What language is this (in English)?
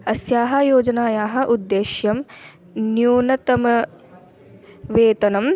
Sanskrit